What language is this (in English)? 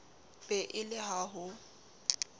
Southern Sotho